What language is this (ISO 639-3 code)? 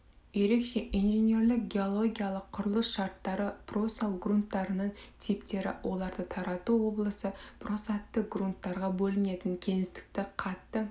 kaz